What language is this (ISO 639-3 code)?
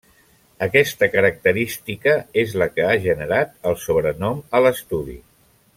cat